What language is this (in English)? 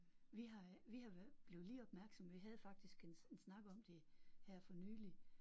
Danish